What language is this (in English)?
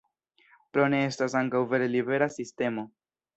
Esperanto